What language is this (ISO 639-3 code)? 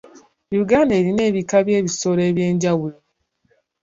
lug